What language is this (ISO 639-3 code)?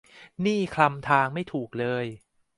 tha